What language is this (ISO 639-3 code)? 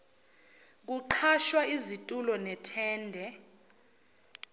zul